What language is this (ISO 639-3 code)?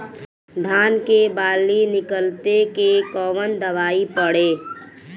bho